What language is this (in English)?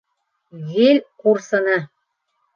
Bashkir